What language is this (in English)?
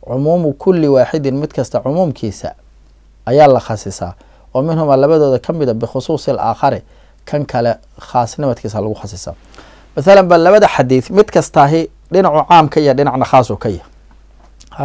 Arabic